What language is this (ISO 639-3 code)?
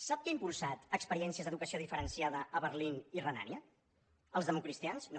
cat